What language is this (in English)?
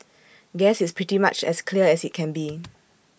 English